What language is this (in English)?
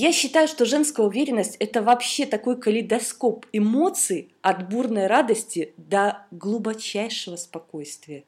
Russian